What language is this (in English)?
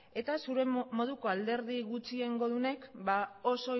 Basque